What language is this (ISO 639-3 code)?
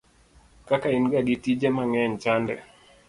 luo